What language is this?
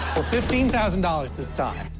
English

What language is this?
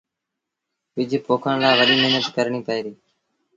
Sindhi Bhil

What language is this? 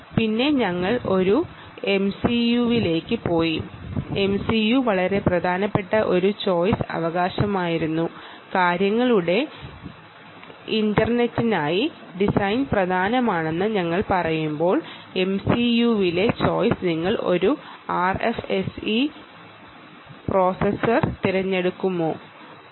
Malayalam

